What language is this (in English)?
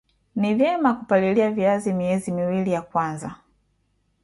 Swahili